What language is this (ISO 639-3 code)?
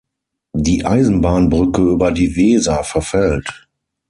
deu